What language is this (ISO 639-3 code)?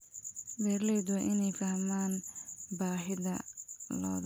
som